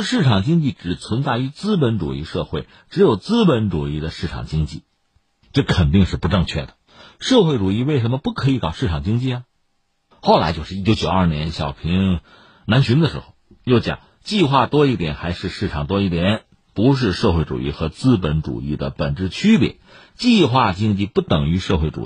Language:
Chinese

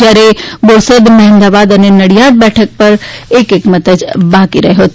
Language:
Gujarati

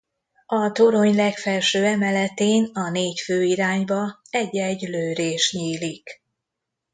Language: Hungarian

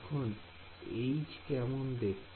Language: Bangla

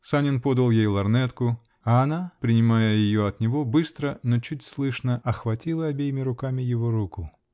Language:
Russian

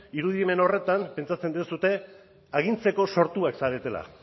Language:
Basque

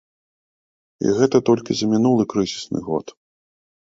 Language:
Belarusian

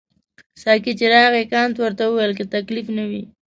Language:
Pashto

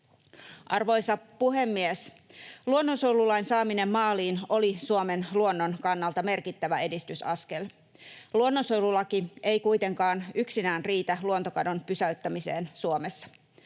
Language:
Finnish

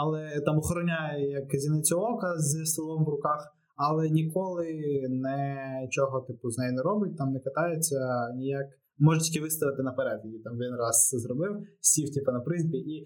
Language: Ukrainian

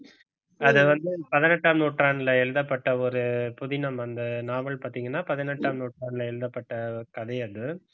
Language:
Tamil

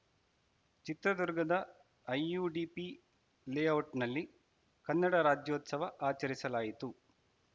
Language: Kannada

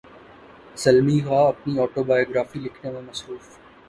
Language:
Urdu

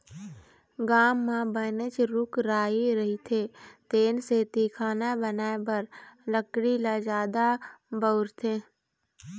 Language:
Chhattisgarhi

